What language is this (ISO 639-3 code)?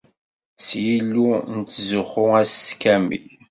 kab